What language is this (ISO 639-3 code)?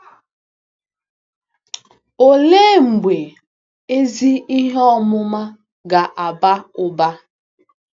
ibo